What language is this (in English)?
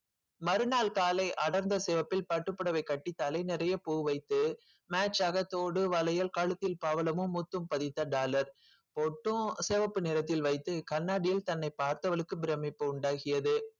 Tamil